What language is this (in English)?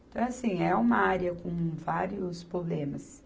Portuguese